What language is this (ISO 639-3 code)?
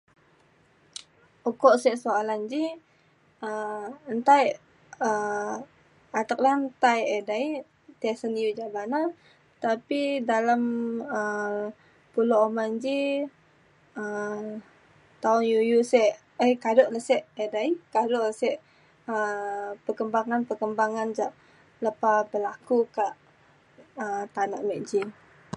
xkl